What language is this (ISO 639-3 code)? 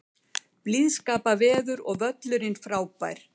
isl